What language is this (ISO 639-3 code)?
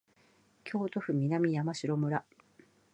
jpn